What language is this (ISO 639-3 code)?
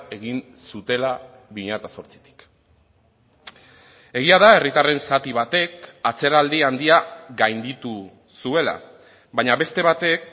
eus